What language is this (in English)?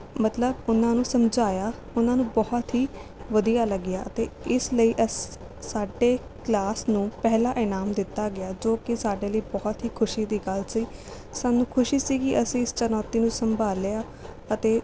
Punjabi